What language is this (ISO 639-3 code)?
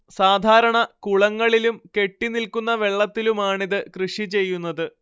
mal